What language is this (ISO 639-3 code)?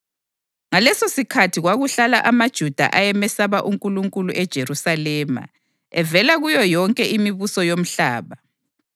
nde